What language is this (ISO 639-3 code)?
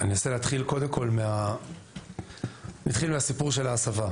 heb